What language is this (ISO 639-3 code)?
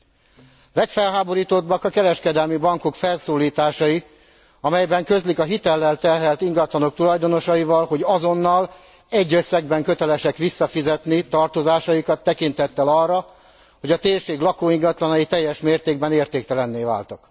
hun